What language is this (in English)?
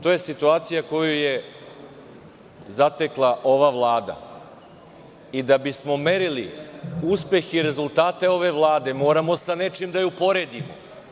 Serbian